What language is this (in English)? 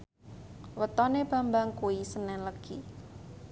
Javanese